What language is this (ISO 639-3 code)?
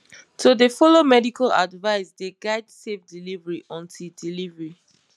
pcm